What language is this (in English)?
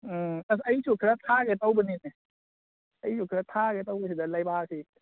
Manipuri